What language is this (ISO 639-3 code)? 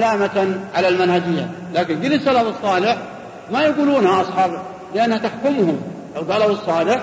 ara